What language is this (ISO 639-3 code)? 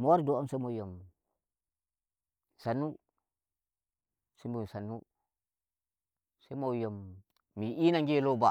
fuv